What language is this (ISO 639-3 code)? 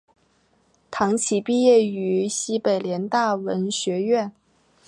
zho